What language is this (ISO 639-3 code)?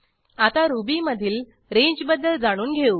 mar